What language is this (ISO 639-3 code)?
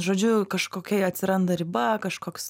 lit